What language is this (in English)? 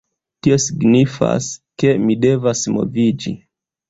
Esperanto